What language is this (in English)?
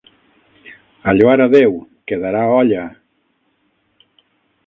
Catalan